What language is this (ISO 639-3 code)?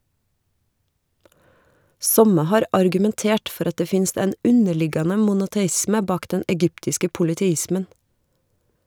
nor